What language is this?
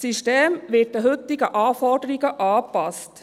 Swiss German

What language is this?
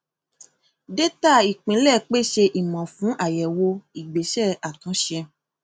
Yoruba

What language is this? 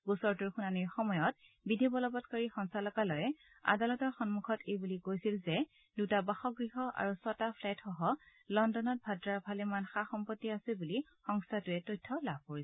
Assamese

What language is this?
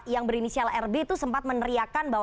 Indonesian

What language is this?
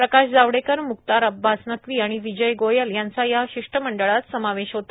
Marathi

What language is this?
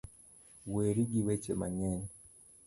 Luo (Kenya and Tanzania)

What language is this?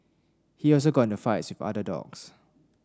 English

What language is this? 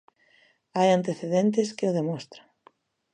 Galician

